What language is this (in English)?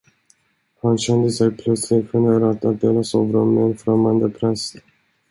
Swedish